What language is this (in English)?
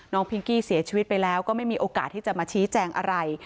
Thai